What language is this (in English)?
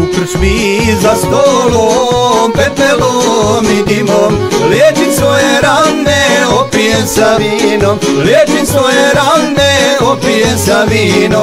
Romanian